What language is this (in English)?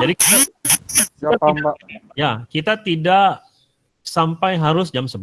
Indonesian